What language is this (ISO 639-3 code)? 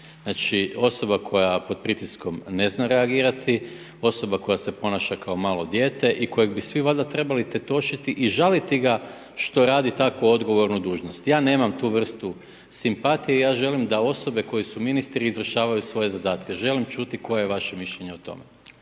hrv